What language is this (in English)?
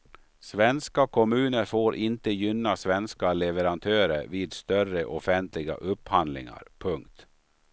Swedish